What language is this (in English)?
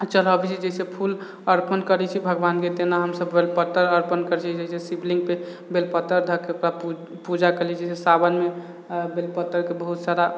Maithili